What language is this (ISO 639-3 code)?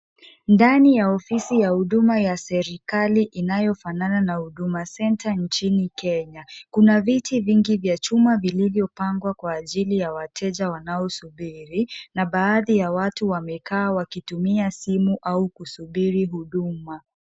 swa